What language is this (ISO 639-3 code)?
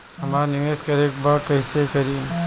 bho